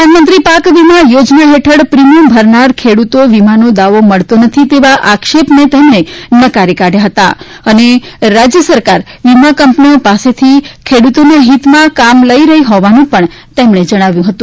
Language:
Gujarati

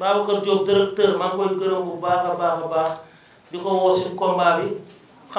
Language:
Indonesian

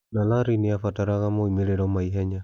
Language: Kikuyu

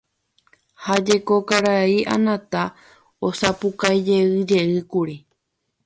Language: Guarani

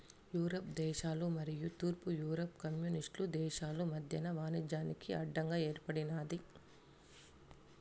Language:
Telugu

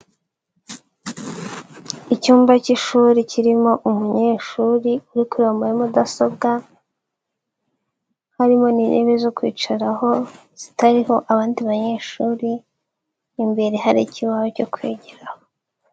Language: Kinyarwanda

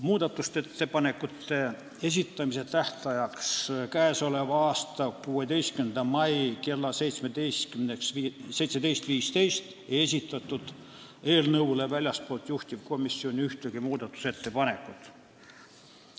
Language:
Estonian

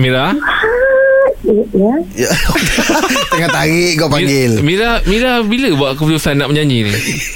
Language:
Malay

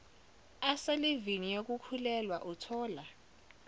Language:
Zulu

